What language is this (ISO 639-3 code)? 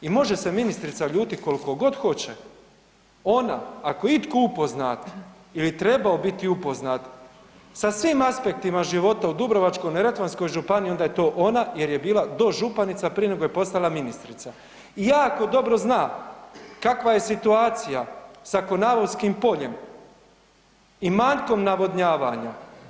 hrv